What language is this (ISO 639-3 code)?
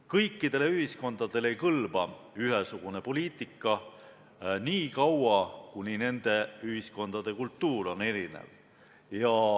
est